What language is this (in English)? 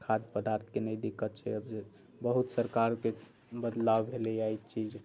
Maithili